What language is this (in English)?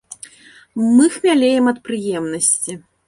Belarusian